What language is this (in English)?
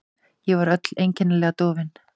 Icelandic